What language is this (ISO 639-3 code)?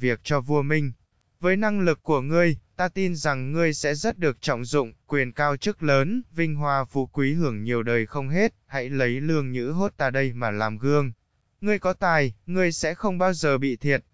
vie